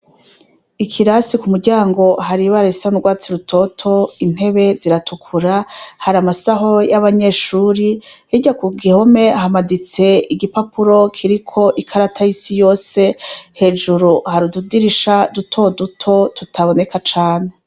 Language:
Rundi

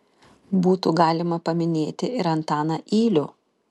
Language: Lithuanian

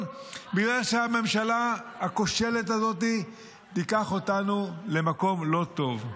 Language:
Hebrew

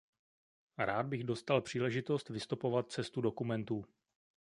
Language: Czech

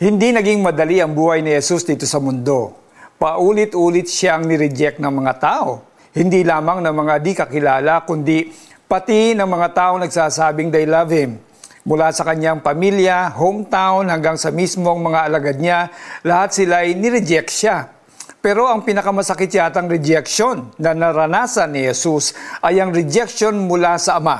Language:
Filipino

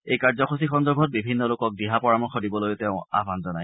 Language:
Assamese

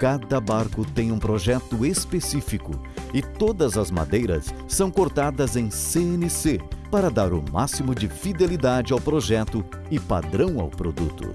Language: Portuguese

